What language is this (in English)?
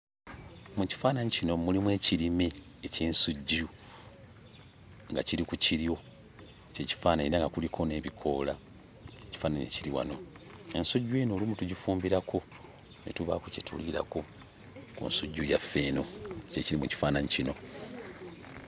Ganda